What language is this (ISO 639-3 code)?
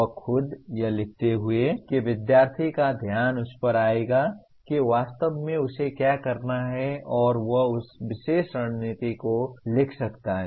hin